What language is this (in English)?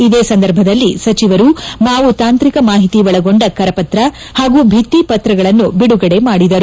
Kannada